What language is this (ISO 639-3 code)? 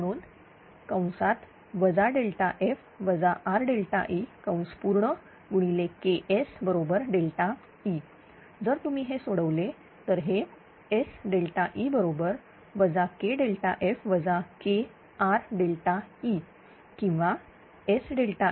mar